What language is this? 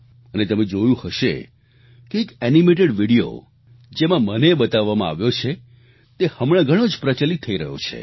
Gujarati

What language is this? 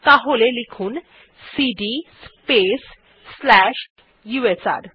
Bangla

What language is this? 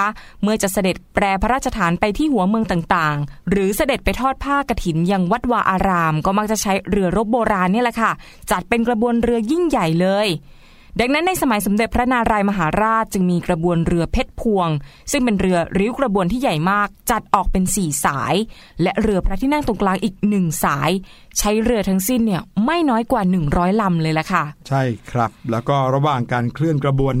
Thai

